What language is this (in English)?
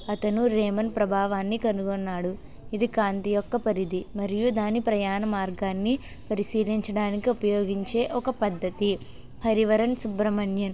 Telugu